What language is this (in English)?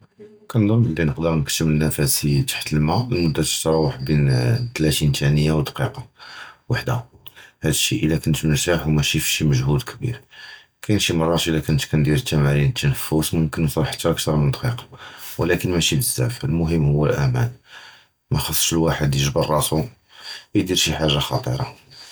Judeo-Arabic